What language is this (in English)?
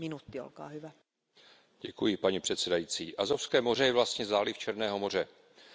Czech